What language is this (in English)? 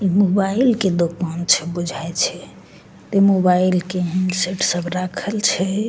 Maithili